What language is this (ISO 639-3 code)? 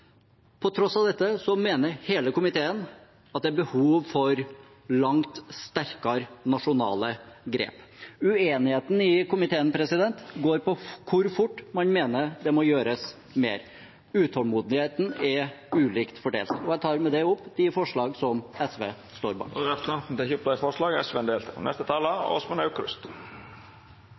nor